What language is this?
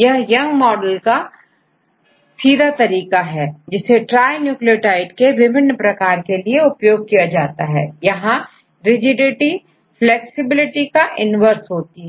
Hindi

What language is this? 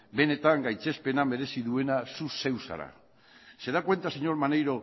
Basque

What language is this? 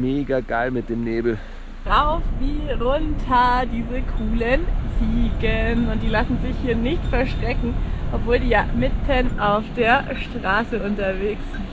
German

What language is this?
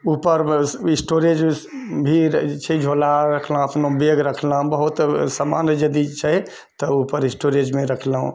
Maithili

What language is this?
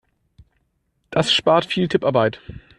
German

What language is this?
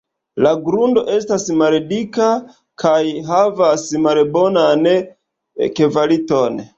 Esperanto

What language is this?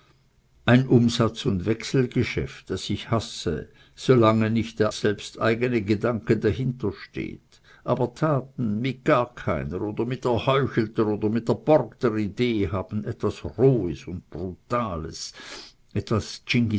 German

